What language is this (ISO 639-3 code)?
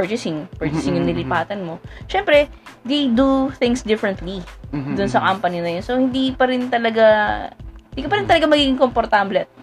fil